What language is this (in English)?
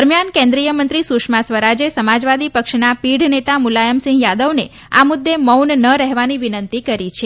Gujarati